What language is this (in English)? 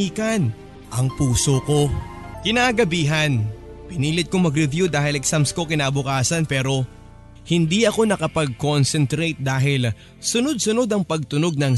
Filipino